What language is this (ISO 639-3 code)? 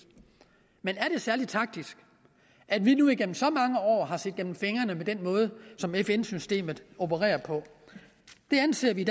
dan